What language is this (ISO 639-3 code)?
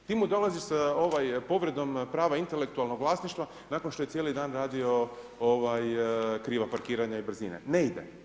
hrv